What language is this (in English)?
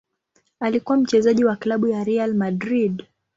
Swahili